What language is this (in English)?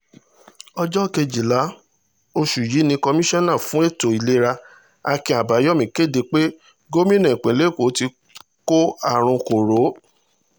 Yoruba